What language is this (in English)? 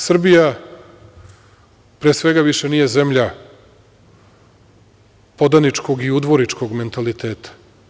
Serbian